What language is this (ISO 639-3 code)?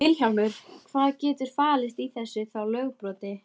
isl